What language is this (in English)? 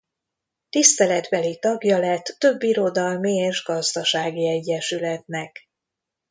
Hungarian